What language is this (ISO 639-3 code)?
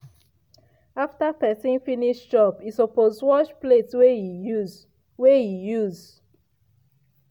pcm